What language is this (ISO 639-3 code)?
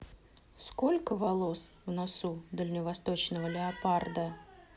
rus